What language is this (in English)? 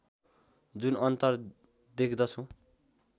Nepali